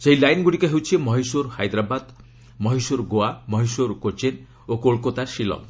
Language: Odia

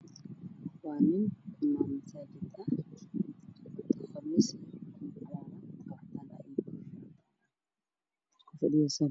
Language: Somali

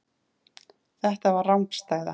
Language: Icelandic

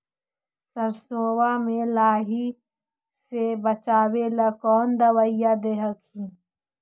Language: Magahi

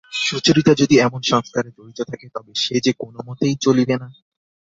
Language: Bangla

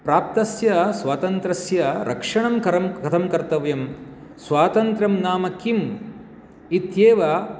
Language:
Sanskrit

